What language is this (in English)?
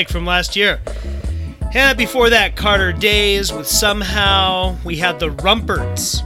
English